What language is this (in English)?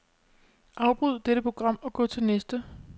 Danish